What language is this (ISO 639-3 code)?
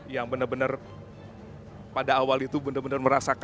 ind